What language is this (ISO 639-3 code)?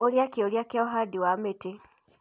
kik